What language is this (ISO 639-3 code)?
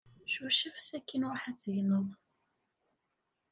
kab